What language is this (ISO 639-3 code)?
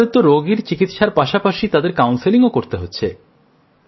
ben